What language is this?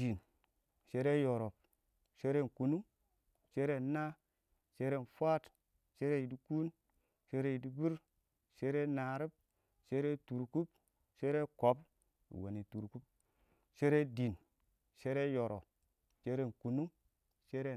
Awak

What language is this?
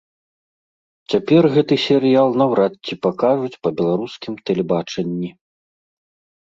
Belarusian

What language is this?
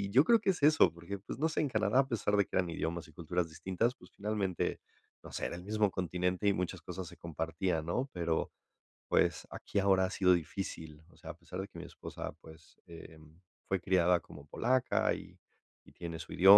Spanish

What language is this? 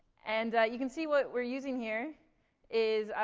English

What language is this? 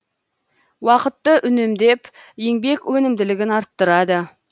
Kazakh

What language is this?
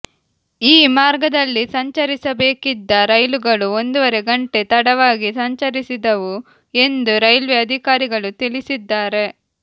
Kannada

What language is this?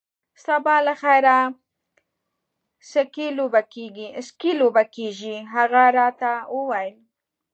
Pashto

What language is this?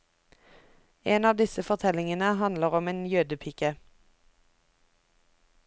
Norwegian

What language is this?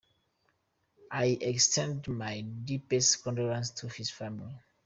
English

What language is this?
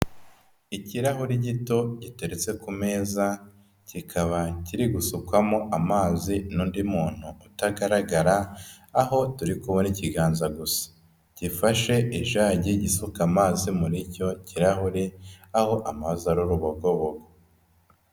Kinyarwanda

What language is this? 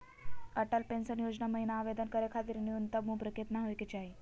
Magahi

